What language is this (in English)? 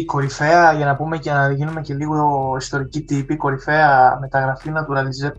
Greek